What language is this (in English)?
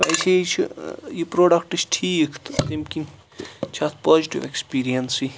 Kashmiri